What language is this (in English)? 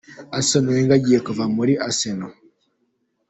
Kinyarwanda